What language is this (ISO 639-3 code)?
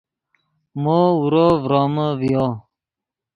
ydg